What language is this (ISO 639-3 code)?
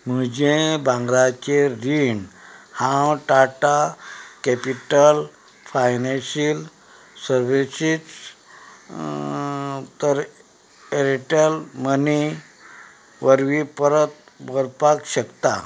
kok